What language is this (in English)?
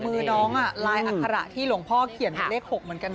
Thai